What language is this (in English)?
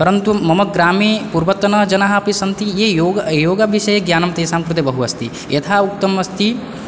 Sanskrit